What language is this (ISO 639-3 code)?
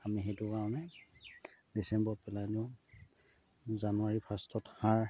asm